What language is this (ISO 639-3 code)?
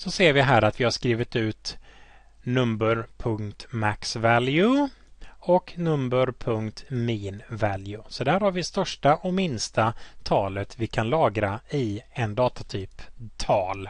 swe